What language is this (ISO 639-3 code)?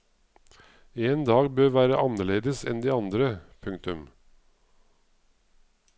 nor